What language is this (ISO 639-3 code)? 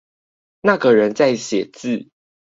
zho